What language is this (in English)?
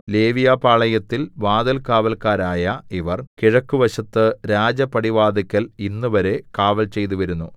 Malayalam